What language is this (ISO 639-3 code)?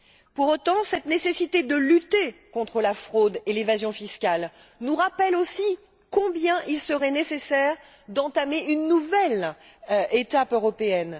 fra